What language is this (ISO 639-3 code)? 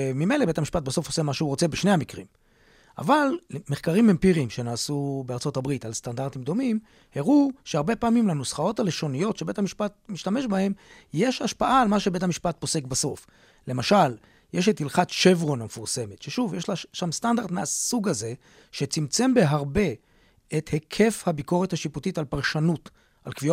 heb